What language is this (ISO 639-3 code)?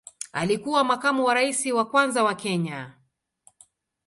swa